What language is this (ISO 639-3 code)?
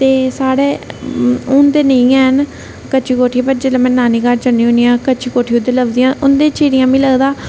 doi